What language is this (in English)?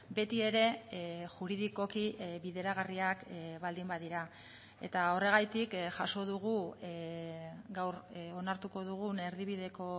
Basque